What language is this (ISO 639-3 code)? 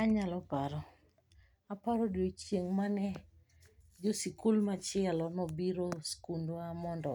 luo